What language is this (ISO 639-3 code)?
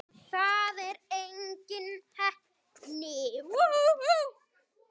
isl